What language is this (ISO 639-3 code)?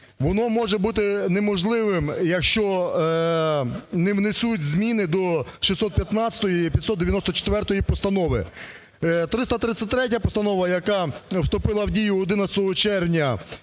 ukr